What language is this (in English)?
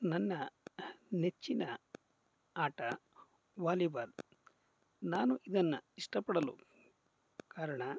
Kannada